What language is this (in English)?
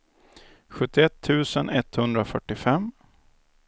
Swedish